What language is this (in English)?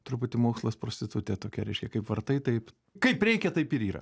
Lithuanian